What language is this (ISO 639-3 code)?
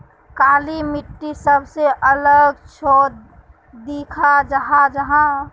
mag